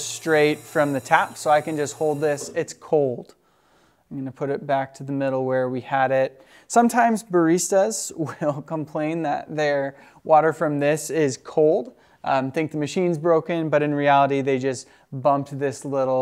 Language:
English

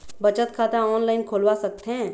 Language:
Chhattisgarhi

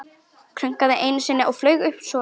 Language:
Icelandic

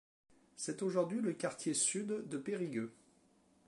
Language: French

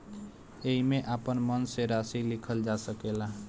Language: Bhojpuri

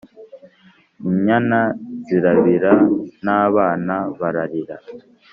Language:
Kinyarwanda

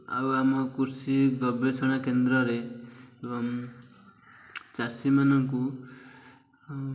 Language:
Odia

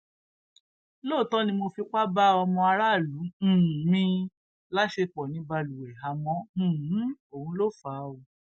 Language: Yoruba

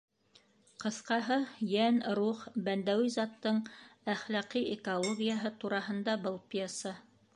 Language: Bashkir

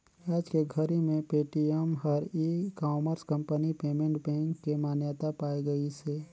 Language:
Chhattisgarhi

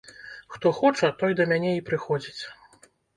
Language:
Belarusian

